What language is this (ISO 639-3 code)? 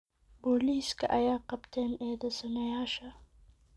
som